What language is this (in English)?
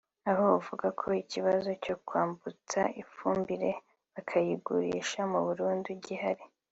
Kinyarwanda